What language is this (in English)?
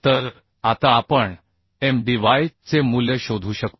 Marathi